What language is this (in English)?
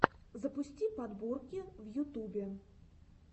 Russian